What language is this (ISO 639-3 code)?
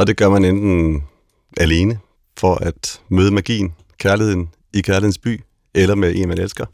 dan